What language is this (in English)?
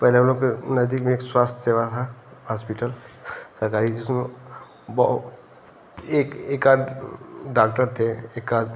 Hindi